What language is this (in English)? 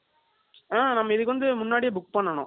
Tamil